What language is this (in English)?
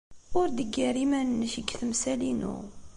Kabyle